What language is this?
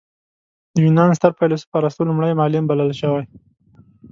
Pashto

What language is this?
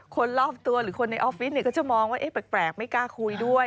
Thai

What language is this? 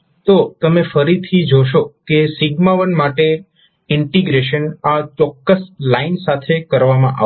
Gujarati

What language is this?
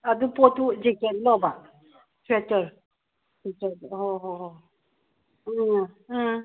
Manipuri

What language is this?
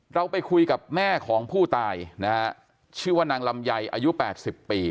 Thai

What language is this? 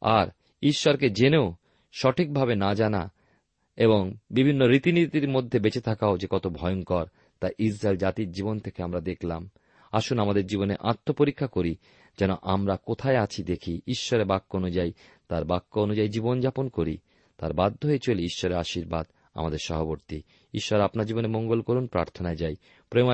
Bangla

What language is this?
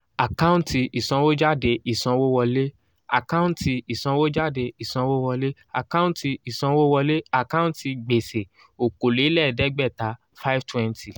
Yoruba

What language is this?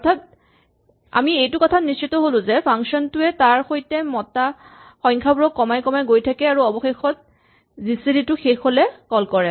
Assamese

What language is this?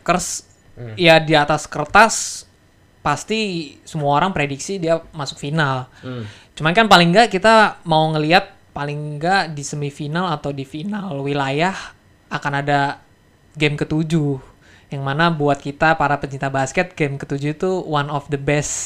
Indonesian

